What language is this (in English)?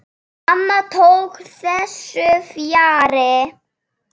Icelandic